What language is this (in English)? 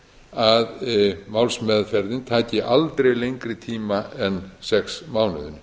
Icelandic